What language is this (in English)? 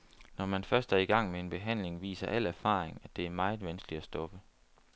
Danish